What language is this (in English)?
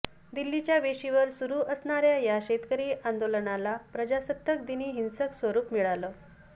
Marathi